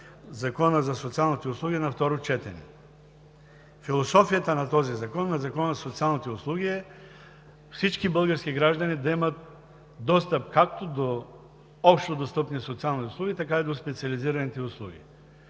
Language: Bulgarian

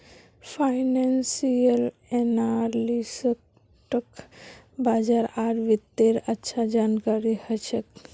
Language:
Magahi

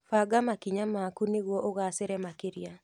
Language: Kikuyu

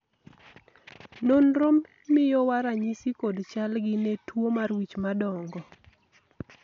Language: Luo (Kenya and Tanzania)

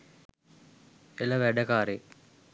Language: Sinhala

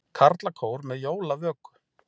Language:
Icelandic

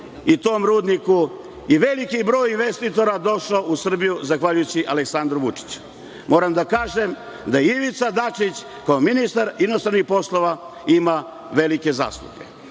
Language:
Serbian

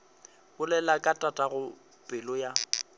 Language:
Northern Sotho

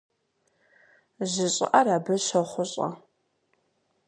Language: Kabardian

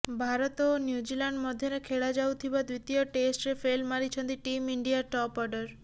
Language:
Odia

